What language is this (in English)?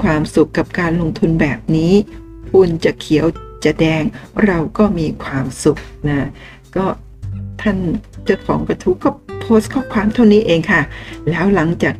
Thai